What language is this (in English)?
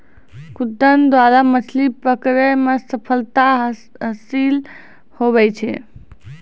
Maithili